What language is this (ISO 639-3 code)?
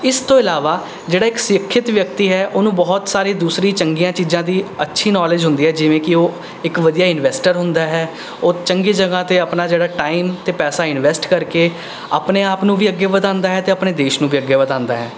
pan